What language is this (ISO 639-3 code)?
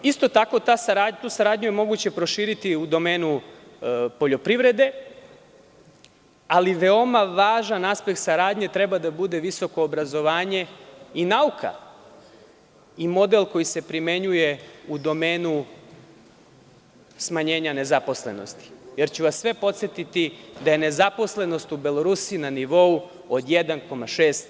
srp